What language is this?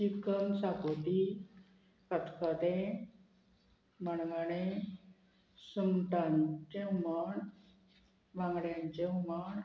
Konkani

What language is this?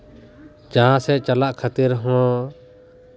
Santali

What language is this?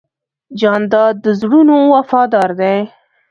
Pashto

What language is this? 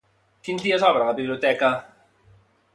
Catalan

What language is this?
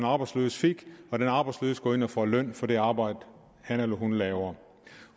Danish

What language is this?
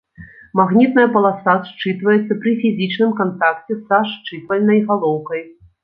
Belarusian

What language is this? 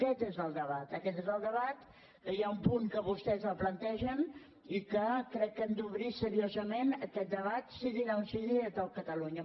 Catalan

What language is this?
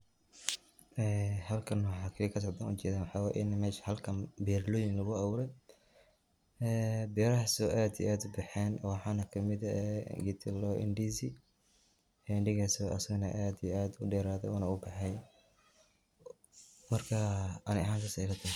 Somali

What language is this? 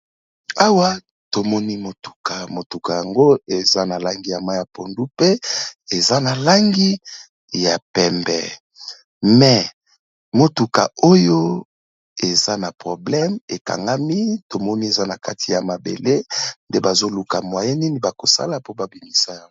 Lingala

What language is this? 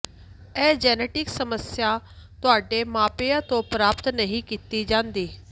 Punjabi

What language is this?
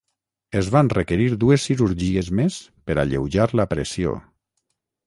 Catalan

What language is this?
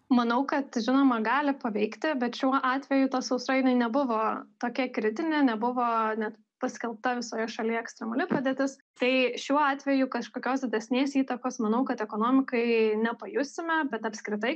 Lithuanian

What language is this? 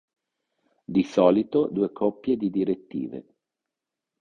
Italian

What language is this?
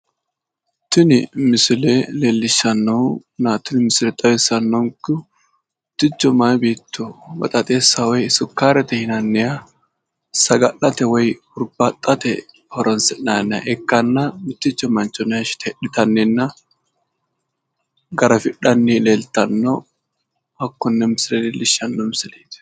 Sidamo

